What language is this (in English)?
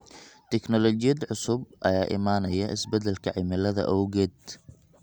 Somali